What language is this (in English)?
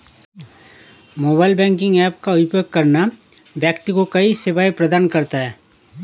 Hindi